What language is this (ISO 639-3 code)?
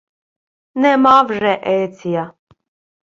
ukr